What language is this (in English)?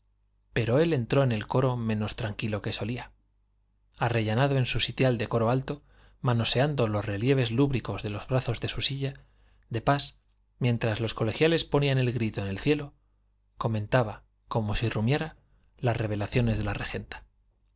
Spanish